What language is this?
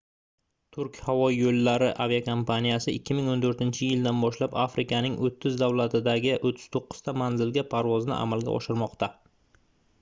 Uzbek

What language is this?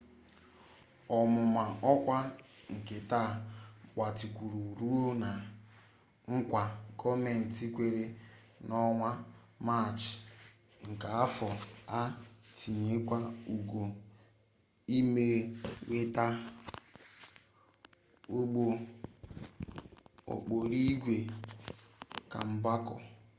Igbo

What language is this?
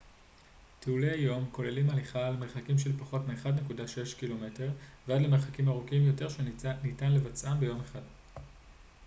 Hebrew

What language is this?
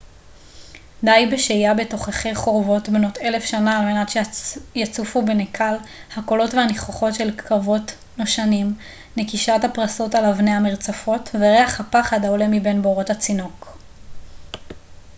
Hebrew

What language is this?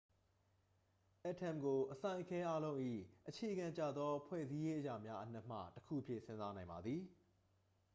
Burmese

